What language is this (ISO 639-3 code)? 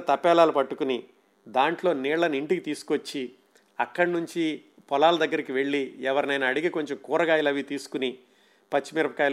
tel